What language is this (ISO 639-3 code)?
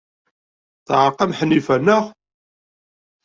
kab